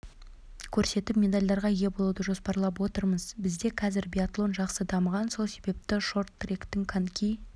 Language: Kazakh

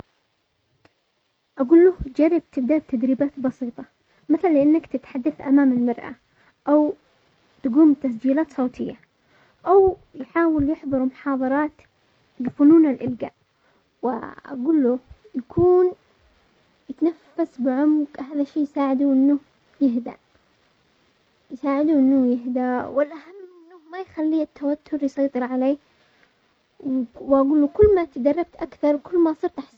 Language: Omani Arabic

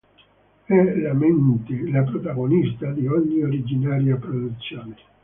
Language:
Italian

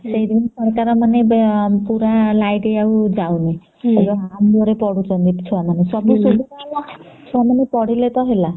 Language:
Odia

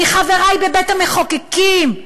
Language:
Hebrew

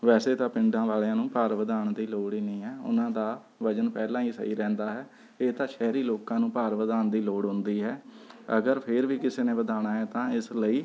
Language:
Punjabi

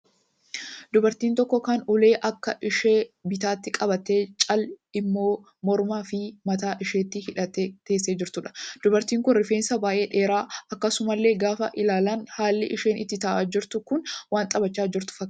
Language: Oromo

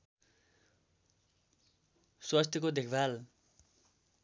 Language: Nepali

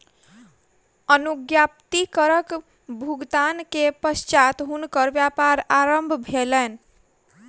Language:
Maithili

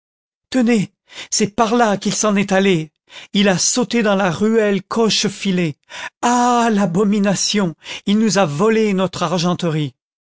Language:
French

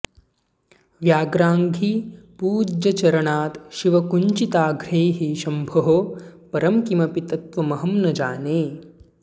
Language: Sanskrit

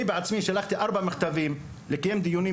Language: Hebrew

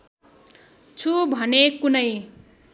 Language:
Nepali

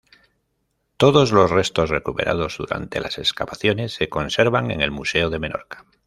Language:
Spanish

